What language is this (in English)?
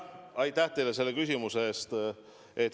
Estonian